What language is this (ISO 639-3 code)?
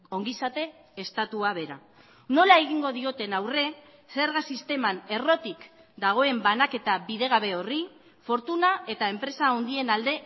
eus